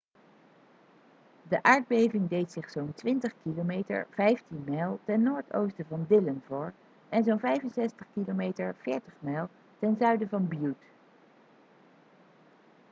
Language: Dutch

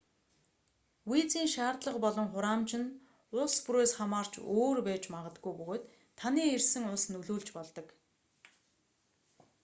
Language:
Mongolian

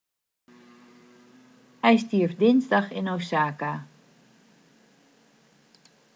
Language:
Dutch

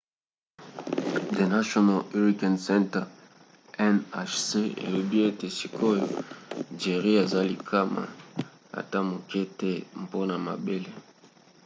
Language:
Lingala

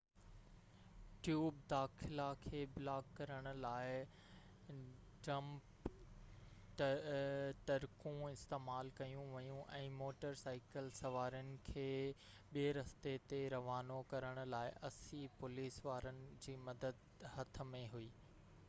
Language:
Sindhi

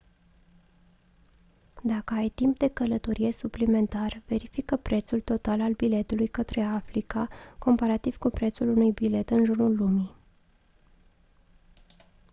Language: Romanian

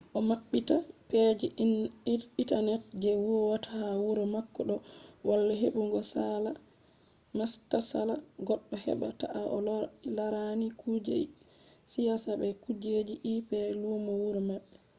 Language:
Fula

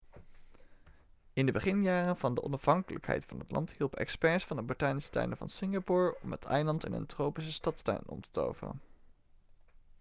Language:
Dutch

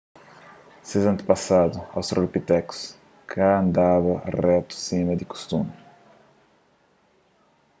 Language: Kabuverdianu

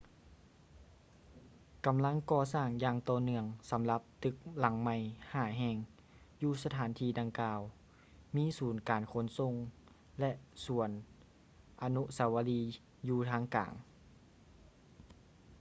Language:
Lao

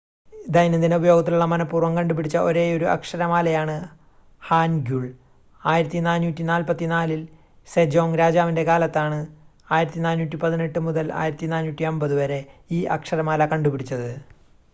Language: Malayalam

